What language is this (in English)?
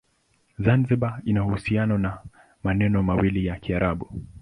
Swahili